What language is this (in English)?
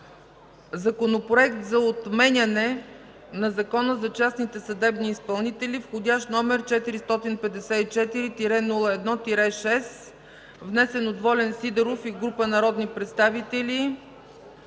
Bulgarian